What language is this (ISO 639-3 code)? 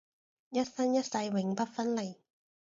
yue